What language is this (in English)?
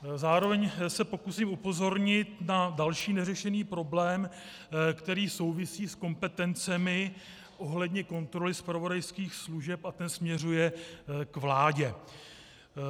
Czech